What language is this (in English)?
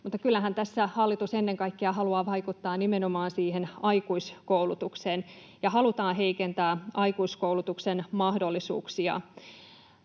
Finnish